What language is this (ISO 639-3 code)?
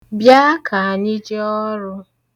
ibo